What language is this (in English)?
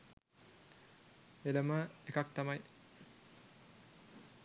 Sinhala